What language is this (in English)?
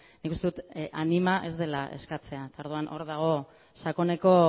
Basque